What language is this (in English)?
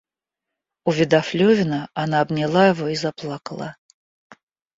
Russian